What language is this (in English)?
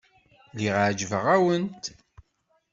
Kabyle